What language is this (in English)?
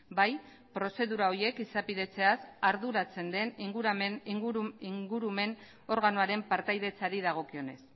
Basque